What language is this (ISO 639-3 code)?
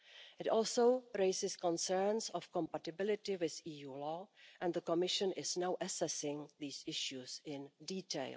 eng